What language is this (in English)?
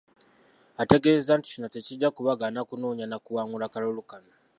Ganda